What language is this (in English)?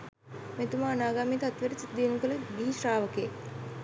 Sinhala